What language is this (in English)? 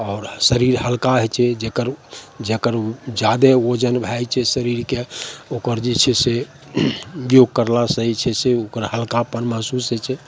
Maithili